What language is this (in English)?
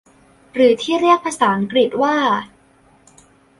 Thai